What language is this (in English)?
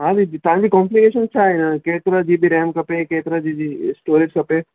Sindhi